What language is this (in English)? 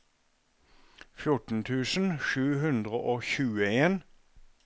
Norwegian